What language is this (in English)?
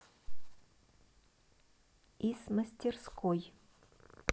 Russian